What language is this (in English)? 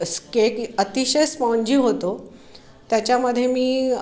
Marathi